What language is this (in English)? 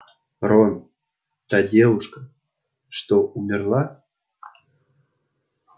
Russian